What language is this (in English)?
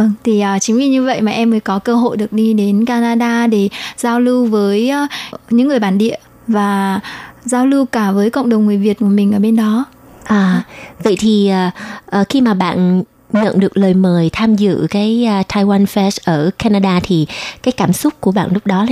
Vietnamese